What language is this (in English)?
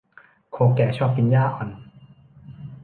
Thai